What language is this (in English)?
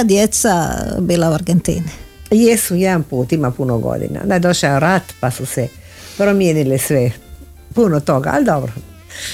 Croatian